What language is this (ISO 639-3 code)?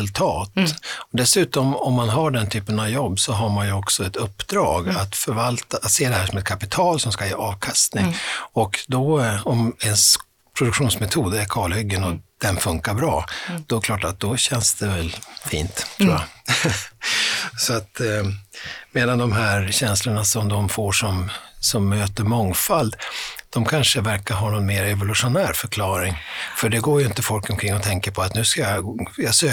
swe